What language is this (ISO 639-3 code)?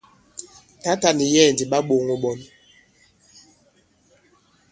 abb